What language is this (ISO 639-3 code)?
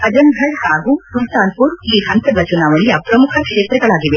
kan